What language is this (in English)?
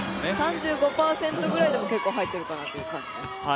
Japanese